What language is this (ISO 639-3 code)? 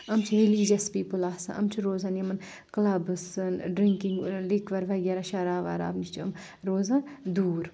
kas